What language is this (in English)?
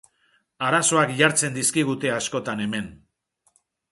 Basque